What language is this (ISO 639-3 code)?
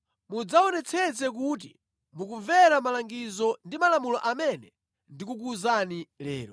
nya